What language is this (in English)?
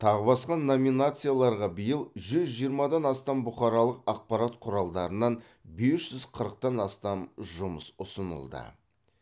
Kazakh